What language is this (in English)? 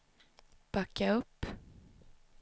Swedish